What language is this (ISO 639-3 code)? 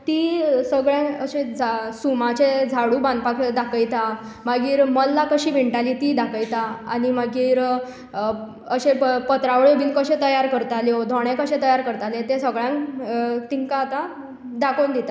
kok